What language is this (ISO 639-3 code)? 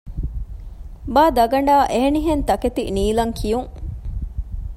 div